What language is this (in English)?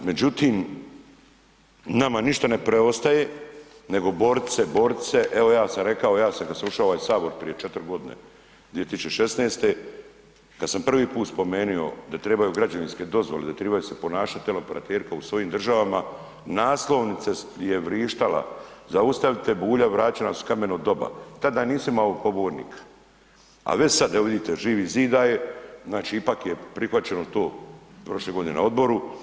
Croatian